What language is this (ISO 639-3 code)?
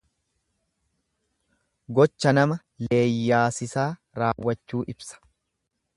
orm